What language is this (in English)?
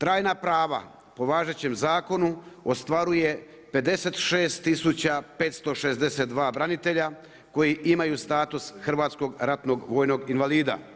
Croatian